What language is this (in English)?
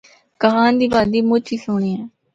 Northern Hindko